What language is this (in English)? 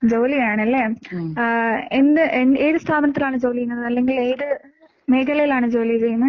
Malayalam